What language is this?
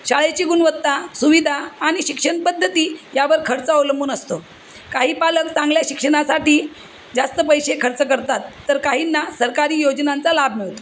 Marathi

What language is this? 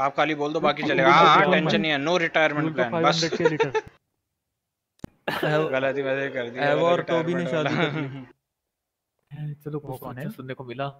Hindi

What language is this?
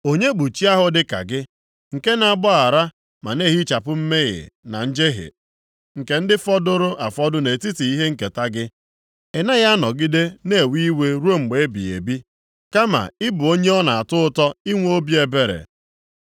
Igbo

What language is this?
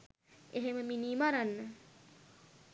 Sinhala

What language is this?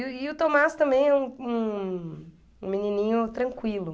Portuguese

